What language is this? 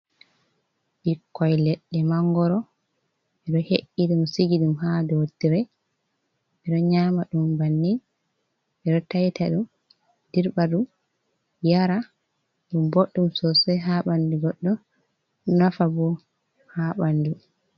Fula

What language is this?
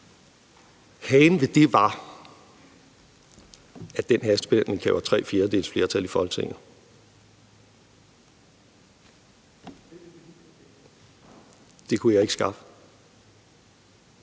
Danish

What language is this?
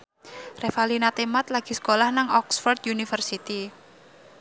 Javanese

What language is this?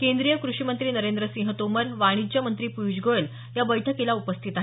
Marathi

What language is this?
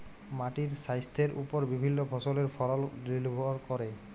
Bangla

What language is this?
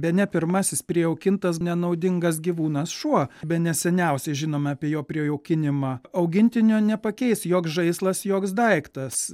Lithuanian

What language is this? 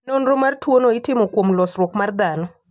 Luo (Kenya and Tanzania)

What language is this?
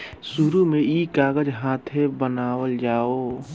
Bhojpuri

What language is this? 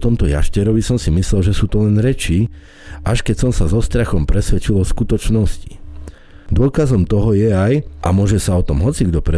Slovak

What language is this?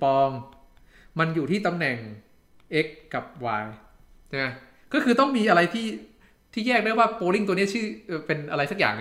Thai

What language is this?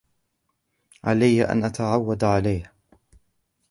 Arabic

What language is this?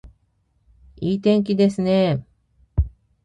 Japanese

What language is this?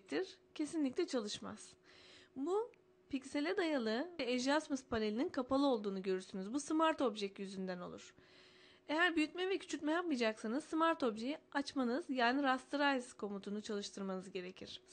Turkish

